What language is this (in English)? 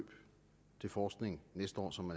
Danish